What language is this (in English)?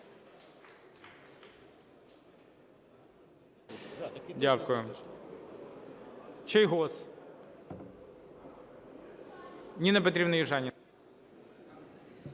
Ukrainian